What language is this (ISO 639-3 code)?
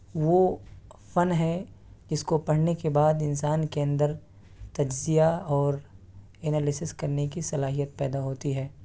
urd